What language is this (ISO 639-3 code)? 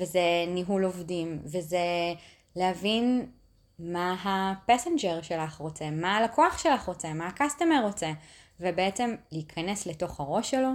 heb